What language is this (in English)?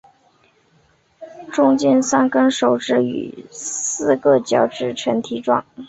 Chinese